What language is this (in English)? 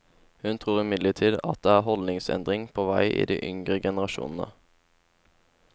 Norwegian